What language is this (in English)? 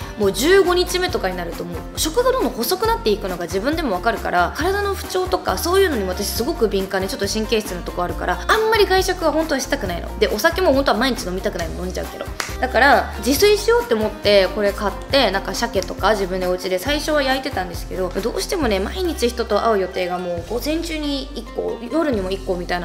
Japanese